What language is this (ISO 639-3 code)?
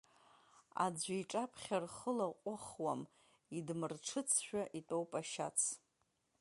abk